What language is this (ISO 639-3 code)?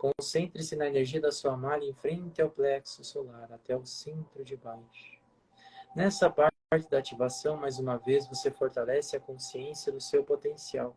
por